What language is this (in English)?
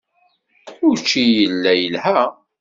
Kabyle